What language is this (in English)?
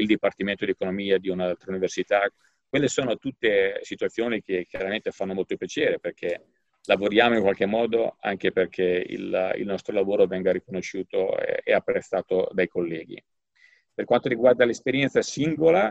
Italian